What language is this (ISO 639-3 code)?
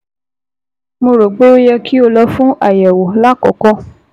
yor